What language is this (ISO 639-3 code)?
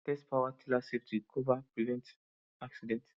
pcm